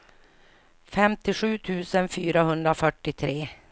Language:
Swedish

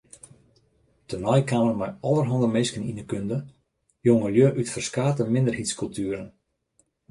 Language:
Western Frisian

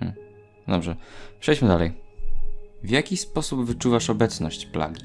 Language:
Polish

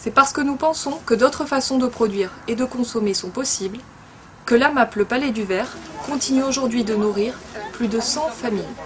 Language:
French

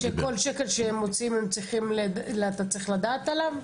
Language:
Hebrew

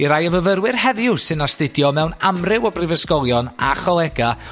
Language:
Welsh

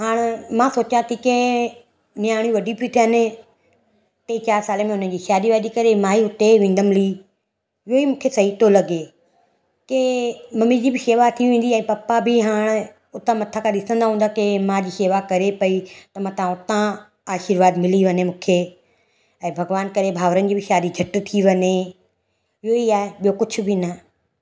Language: Sindhi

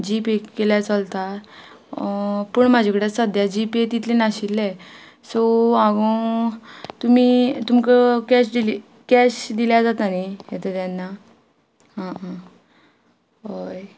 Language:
Konkani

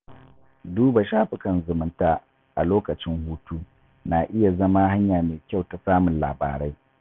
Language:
Hausa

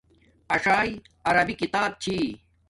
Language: Domaaki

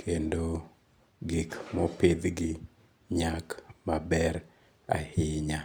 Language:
Luo (Kenya and Tanzania)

